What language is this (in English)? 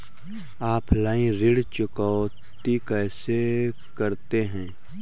Hindi